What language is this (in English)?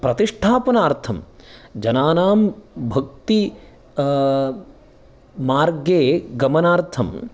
Sanskrit